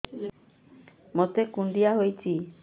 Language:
Odia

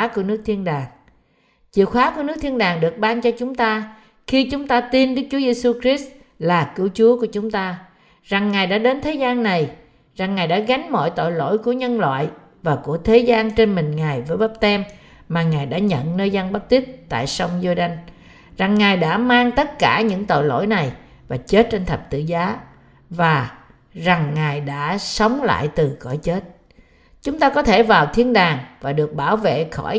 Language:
Vietnamese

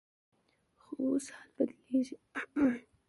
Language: Pashto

